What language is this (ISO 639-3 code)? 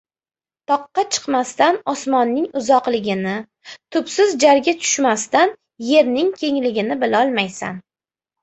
uzb